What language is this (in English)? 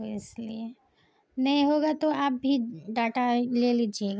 Urdu